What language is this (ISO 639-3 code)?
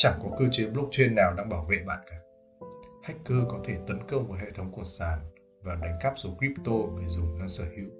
vie